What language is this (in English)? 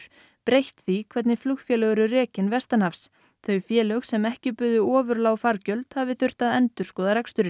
Icelandic